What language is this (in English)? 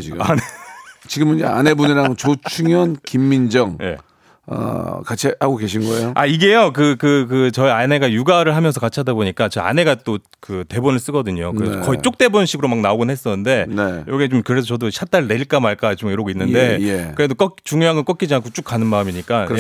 Korean